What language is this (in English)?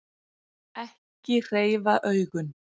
Icelandic